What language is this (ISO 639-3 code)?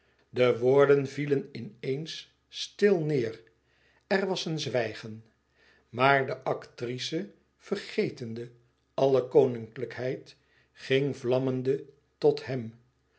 nld